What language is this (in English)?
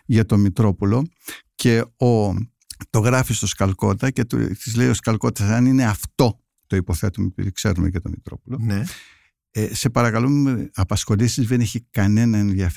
Greek